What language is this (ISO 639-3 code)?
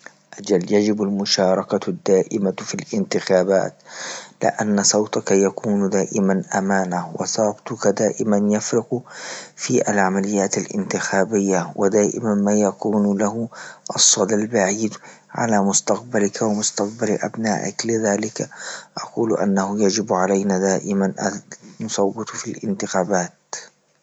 ayl